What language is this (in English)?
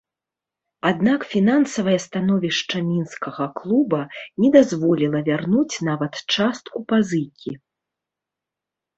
Belarusian